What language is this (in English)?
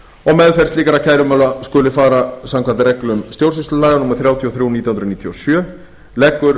Icelandic